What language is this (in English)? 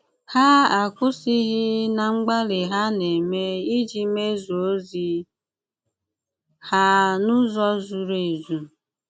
Igbo